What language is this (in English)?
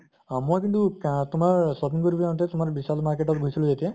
Assamese